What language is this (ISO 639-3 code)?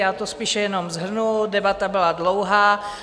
ces